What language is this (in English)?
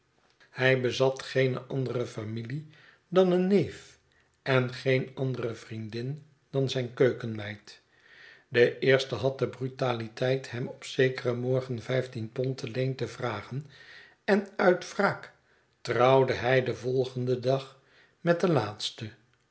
Dutch